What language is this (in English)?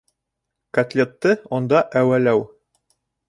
Bashkir